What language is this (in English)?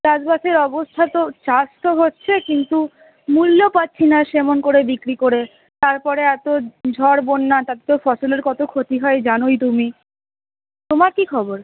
Bangla